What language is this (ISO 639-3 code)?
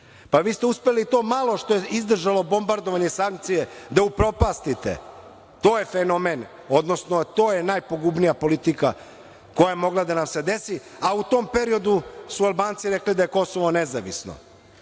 srp